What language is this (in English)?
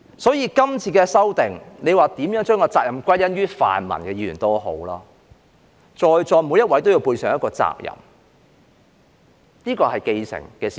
Cantonese